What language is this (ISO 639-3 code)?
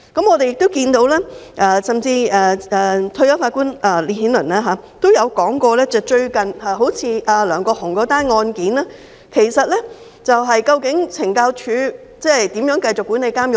yue